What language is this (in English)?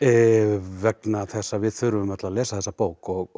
Icelandic